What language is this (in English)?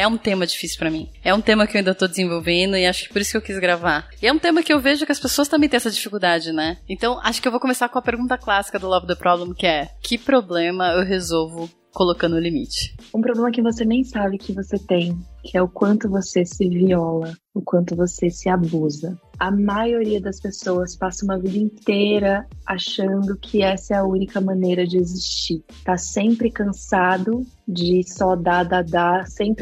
Portuguese